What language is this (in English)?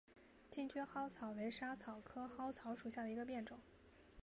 Chinese